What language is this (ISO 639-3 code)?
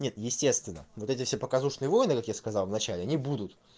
rus